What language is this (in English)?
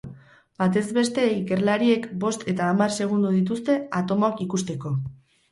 Basque